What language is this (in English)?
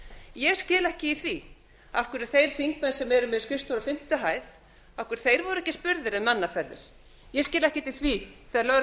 Icelandic